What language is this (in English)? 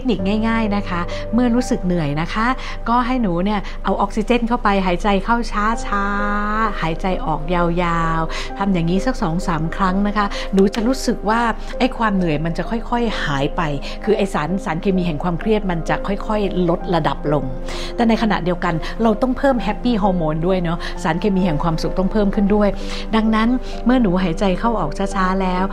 Thai